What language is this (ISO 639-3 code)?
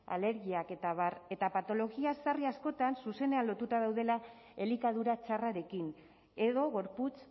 eus